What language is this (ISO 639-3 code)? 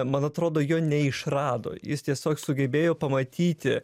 lit